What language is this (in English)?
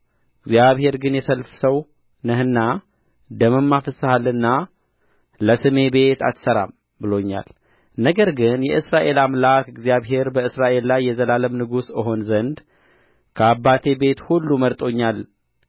Amharic